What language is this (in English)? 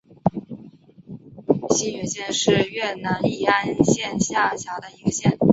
Chinese